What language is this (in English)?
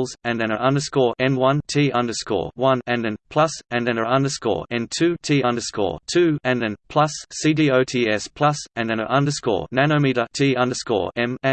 English